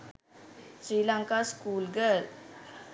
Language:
Sinhala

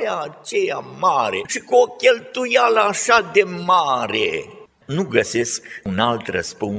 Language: Romanian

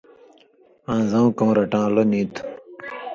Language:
Indus Kohistani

